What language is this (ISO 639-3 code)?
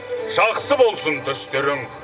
kaz